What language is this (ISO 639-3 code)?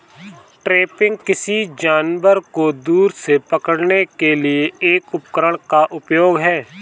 hin